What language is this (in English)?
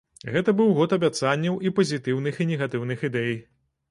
Belarusian